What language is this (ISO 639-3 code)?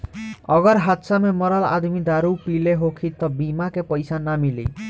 bho